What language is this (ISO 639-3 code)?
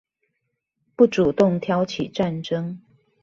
zho